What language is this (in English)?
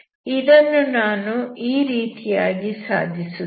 Kannada